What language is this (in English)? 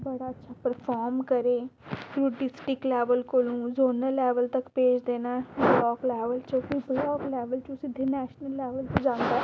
Dogri